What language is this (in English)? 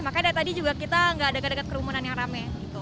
Indonesian